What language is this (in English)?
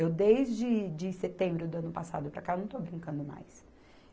Portuguese